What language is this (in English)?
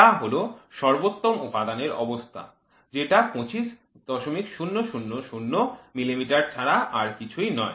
Bangla